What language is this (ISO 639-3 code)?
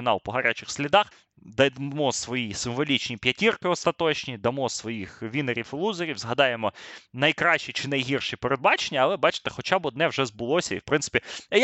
ukr